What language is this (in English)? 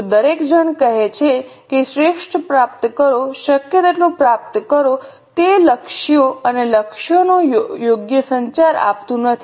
Gujarati